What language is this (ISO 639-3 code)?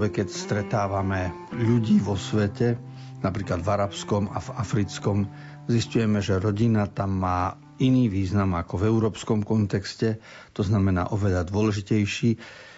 slk